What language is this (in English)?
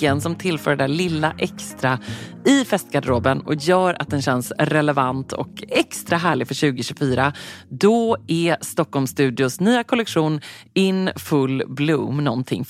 Swedish